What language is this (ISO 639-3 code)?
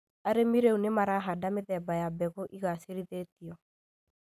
kik